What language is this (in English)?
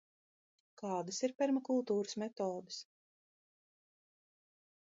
Latvian